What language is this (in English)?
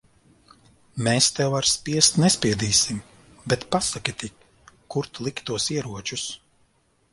Latvian